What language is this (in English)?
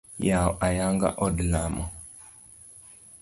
Luo (Kenya and Tanzania)